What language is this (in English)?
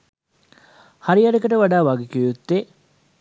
Sinhala